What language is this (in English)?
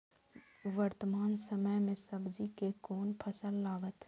Maithili